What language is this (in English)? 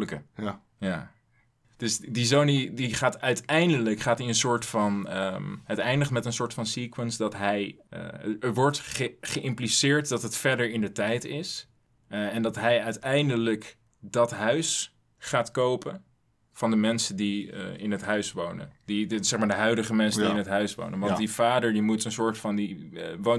Dutch